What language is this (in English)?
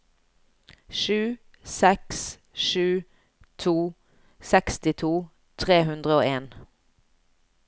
Norwegian